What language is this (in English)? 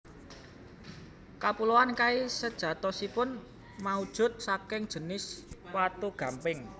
Javanese